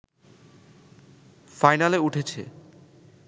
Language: Bangla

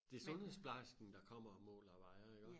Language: Danish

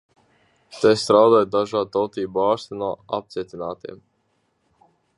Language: Latvian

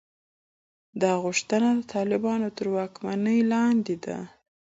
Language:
Pashto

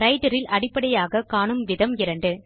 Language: Tamil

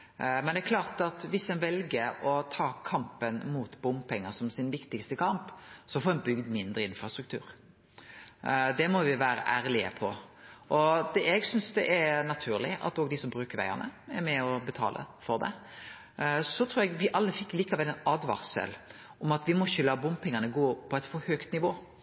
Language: Norwegian Nynorsk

